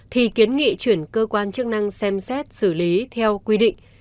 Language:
Vietnamese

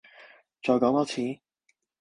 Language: Cantonese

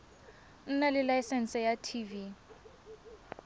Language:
Tswana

